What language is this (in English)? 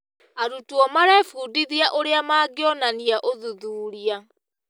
Kikuyu